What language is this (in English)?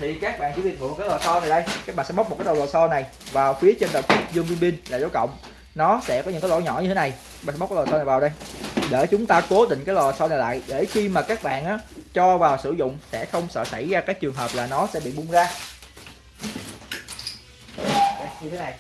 Vietnamese